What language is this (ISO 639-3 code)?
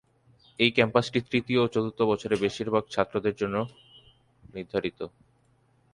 ben